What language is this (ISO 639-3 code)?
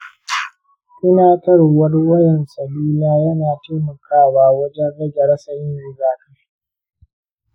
hau